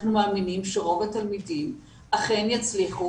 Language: Hebrew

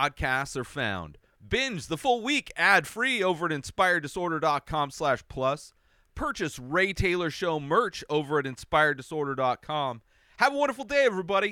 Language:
English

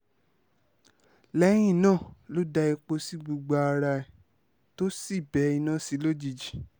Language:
Yoruba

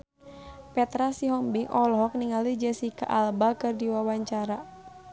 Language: Sundanese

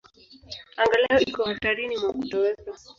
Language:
Swahili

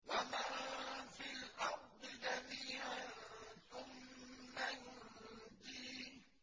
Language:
Arabic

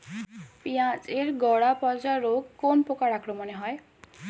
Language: Bangla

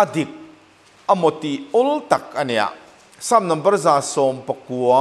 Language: Thai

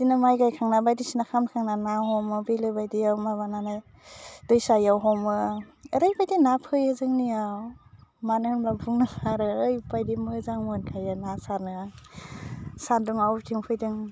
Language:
Bodo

